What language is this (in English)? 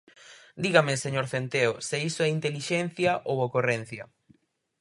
Galician